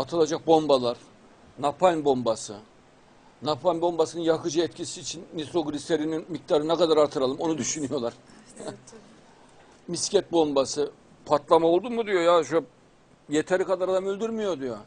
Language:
Turkish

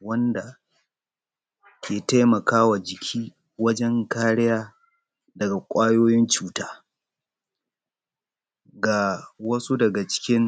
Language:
Hausa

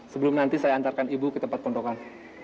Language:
Indonesian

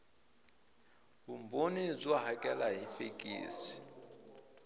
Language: Tsonga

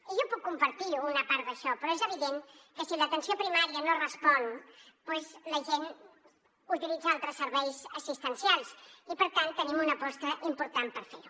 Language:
Catalan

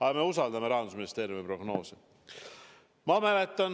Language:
Estonian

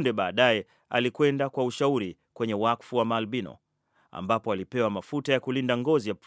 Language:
Swahili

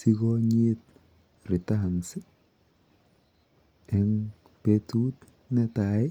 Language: Kalenjin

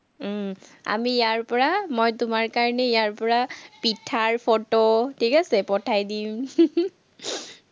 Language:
Assamese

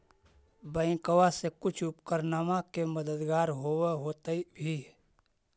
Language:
Magahi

